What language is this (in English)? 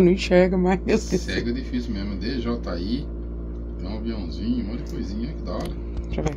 Portuguese